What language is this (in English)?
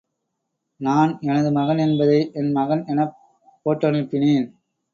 Tamil